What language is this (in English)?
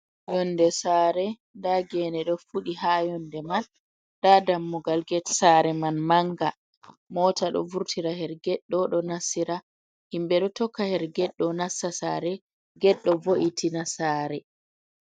Fula